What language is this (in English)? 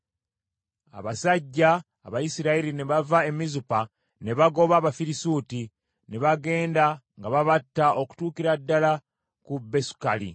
Ganda